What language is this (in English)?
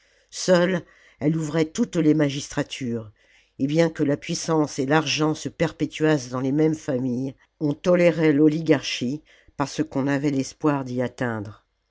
French